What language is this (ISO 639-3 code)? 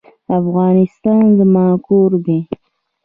pus